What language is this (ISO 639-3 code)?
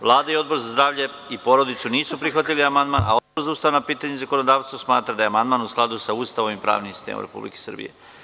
srp